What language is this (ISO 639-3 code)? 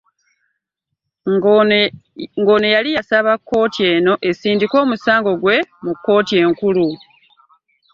lug